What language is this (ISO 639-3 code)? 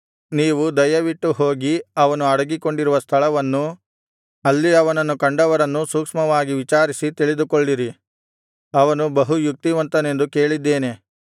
kan